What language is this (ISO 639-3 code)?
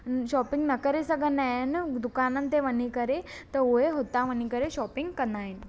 snd